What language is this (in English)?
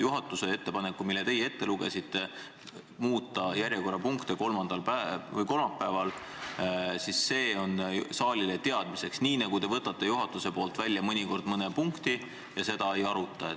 Estonian